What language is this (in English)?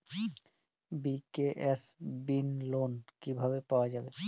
Bangla